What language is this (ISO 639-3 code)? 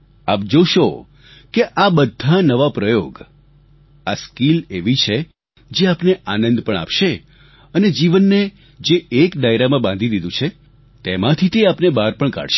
guj